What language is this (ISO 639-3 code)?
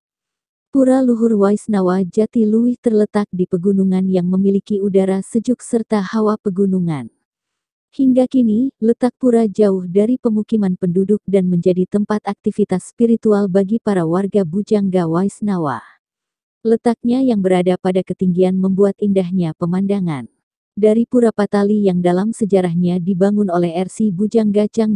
ind